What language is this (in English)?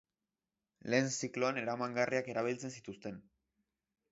Basque